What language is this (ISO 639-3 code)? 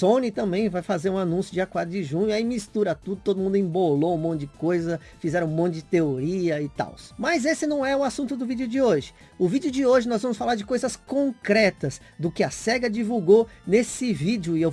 por